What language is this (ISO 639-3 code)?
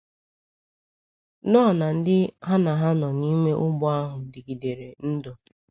ibo